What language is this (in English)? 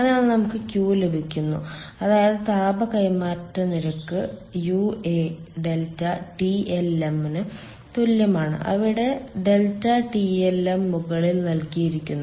Malayalam